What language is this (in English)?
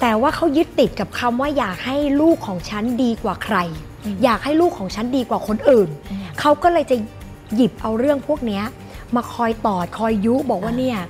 Thai